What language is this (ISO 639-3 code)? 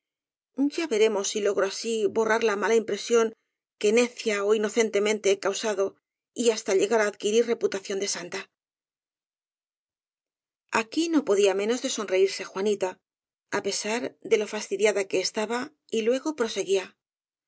spa